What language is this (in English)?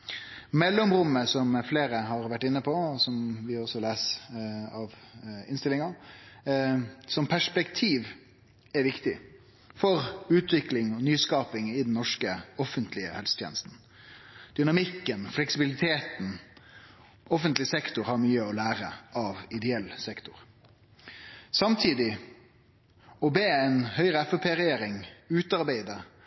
Norwegian Nynorsk